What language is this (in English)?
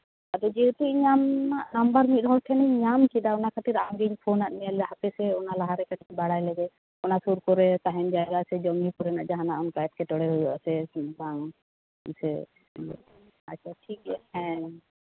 Santali